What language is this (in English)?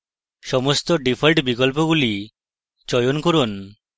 Bangla